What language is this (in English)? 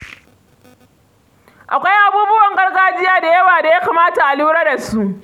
Hausa